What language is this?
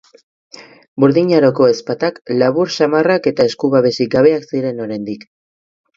Basque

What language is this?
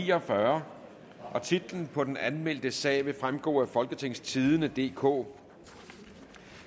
Danish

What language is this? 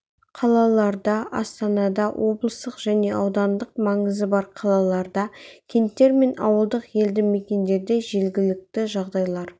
Kazakh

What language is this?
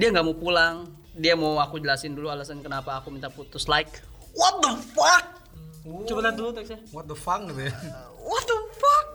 Indonesian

